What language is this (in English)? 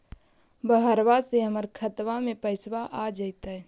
Magahi